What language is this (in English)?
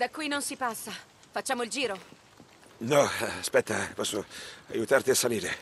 Italian